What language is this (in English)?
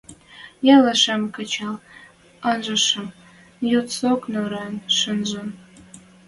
Western Mari